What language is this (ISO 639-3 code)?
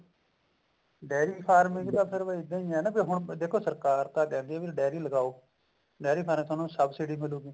pan